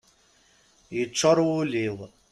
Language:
Kabyle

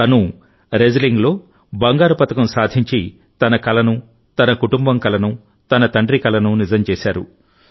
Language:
Telugu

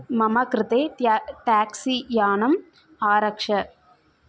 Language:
Sanskrit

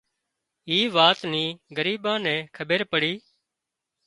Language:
Wadiyara Koli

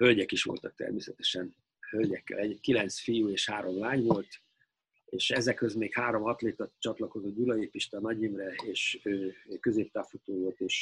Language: Hungarian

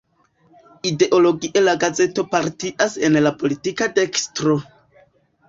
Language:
Esperanto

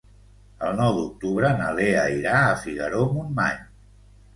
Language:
Catalan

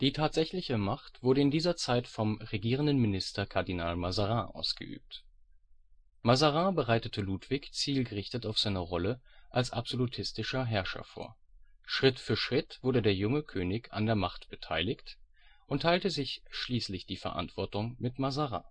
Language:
German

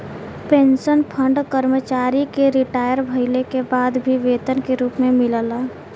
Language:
Bhojpuri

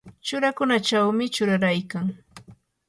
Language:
Yanahuanca Pasco Quechua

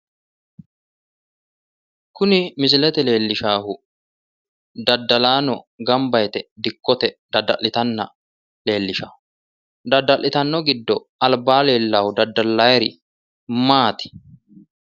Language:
Sidamo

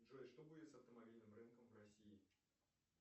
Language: Russian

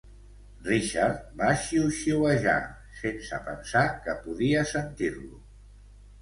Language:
Catalan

